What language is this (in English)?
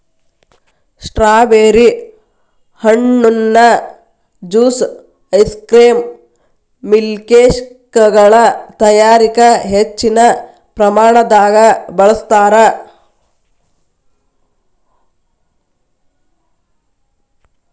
Kannada